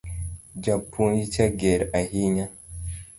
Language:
Luo (Kenya and Tanzania)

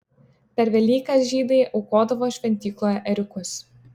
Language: Lithuanian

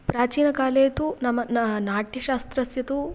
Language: Sanskrit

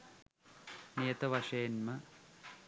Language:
Sinhala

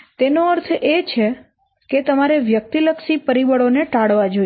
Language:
Gujarati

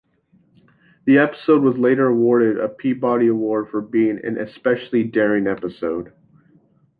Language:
English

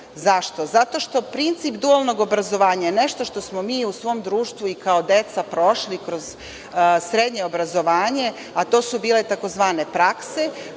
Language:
Serbian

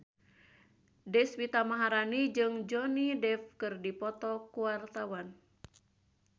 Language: Sundanese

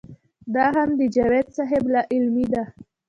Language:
Pashto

